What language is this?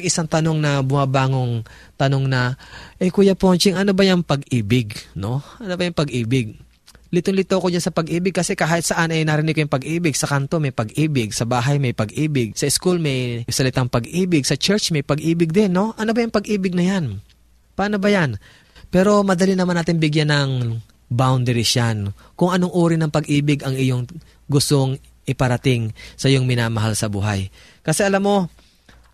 Filipino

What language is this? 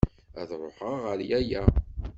Kabyle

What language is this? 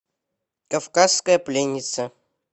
Russian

